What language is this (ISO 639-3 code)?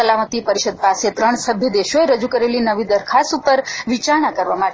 guj